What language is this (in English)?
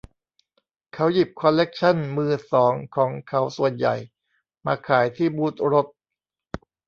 Thai